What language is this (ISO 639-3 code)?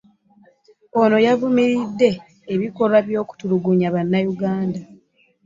lug